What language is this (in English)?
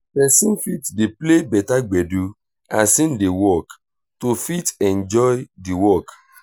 Nigerian Pidgin